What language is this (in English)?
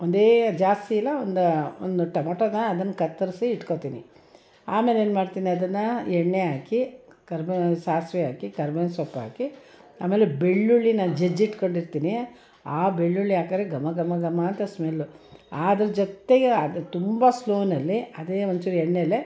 Kannada